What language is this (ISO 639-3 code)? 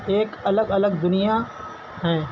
urd